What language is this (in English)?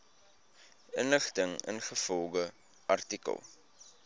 Afrikaans